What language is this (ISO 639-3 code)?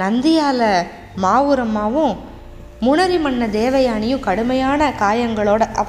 tam